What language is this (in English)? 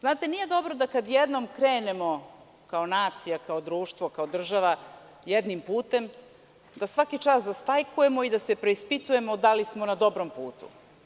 Serbian